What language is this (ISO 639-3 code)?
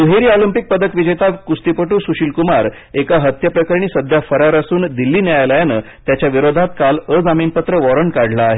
mar